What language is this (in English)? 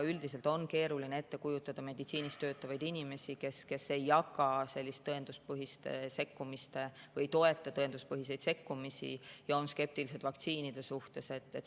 Estonian